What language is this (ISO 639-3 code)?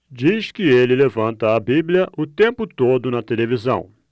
por